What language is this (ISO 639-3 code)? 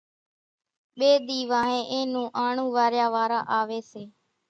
gjk